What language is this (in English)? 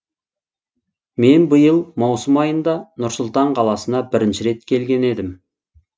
Kazakh